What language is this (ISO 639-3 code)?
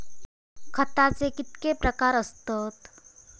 mar